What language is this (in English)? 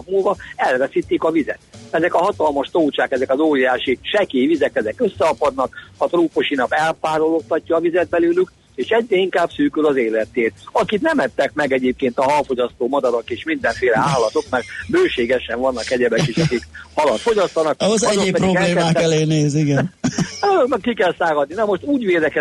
Hungarian